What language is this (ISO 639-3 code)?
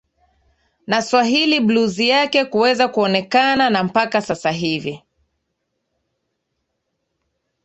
swa